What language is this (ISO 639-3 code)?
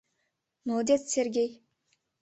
chm